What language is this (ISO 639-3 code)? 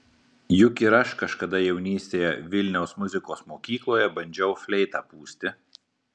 lit